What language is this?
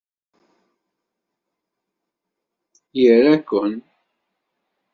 Kabyle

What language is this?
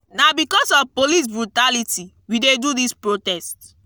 Nigerian Pidgin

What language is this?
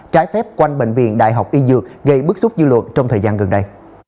Vietnamese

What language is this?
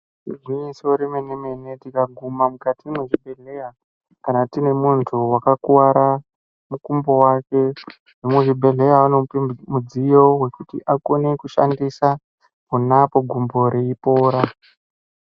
Ndau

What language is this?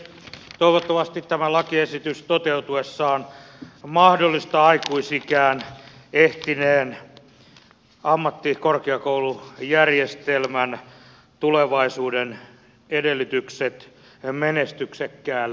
Finnish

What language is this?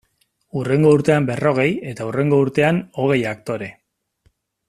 Basque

